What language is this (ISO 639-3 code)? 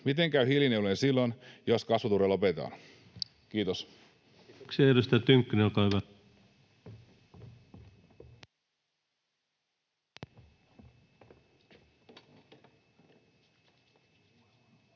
fin